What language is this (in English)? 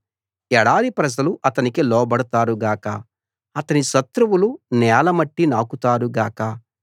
Telugu